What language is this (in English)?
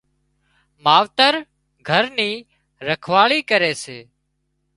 Wadiyara Koli